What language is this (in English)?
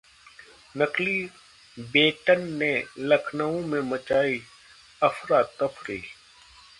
Hindi